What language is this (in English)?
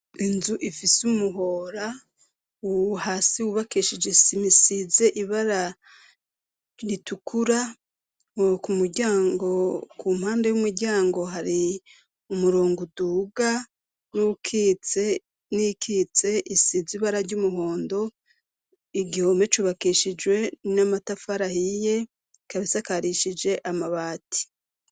Rundi